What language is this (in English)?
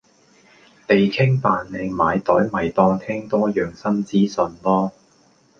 Cantonese